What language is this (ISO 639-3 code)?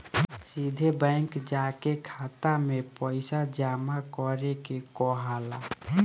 bho